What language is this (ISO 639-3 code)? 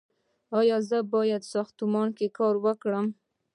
pus